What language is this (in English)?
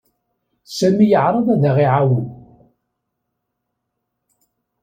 Kabyle